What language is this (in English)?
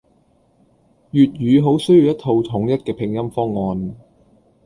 Cantonese